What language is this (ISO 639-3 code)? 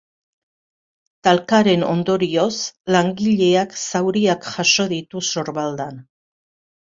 eus